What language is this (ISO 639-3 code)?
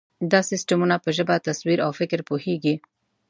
pus